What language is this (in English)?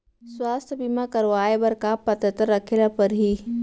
Chhattisgarhi